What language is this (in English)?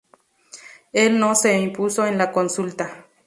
Spanish